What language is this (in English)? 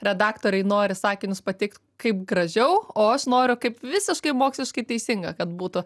Lithuanian